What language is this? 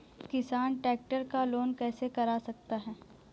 Hindi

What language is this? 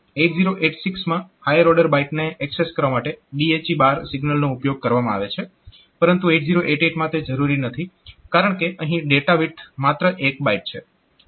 Gujarati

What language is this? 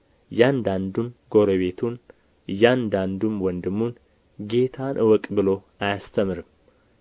Amharic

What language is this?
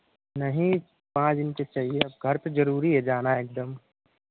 Hindi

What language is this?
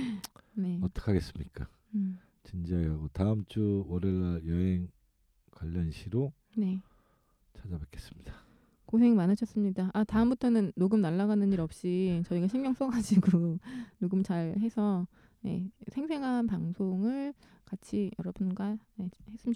Korean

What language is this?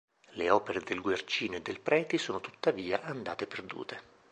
Italian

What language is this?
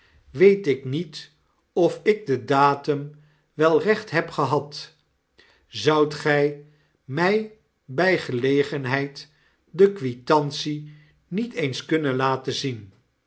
Dutch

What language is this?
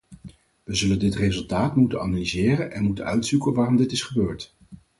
Dutch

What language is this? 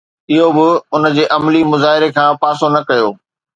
Sindhi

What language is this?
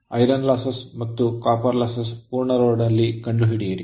Kannada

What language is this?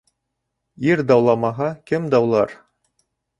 Bashkir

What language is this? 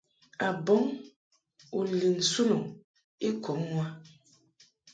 Mungaka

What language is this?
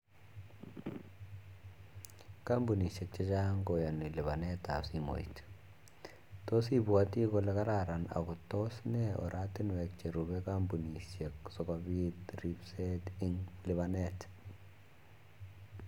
Kalenjin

